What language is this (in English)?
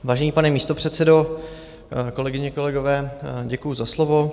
Czech